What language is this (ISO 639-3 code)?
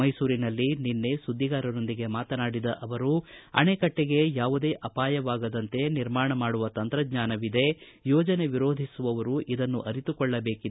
kan